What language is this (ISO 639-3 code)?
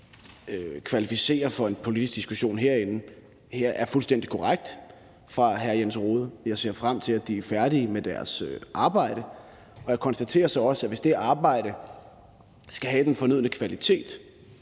dan